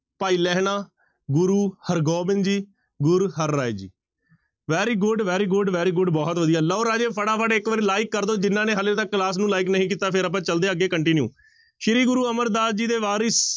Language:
Punjabi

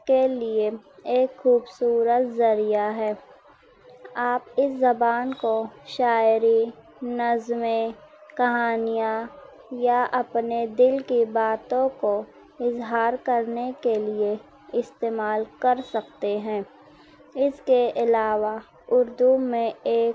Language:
Urdu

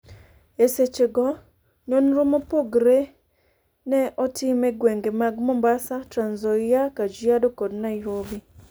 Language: Luo (Kenya and Tanzania)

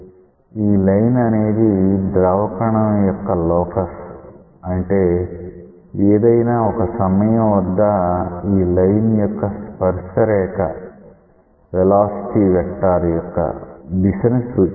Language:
Telugu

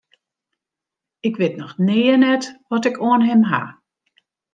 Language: Western Frisian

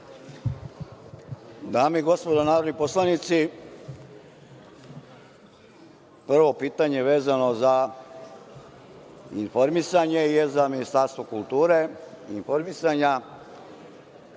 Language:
Serbian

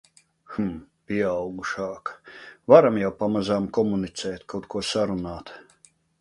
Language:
Latvian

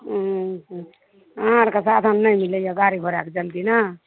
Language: Maithili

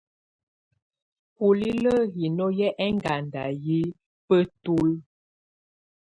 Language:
Tunen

